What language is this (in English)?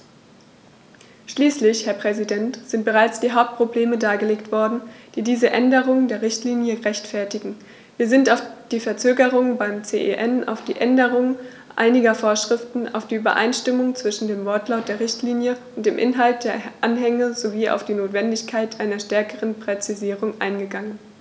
German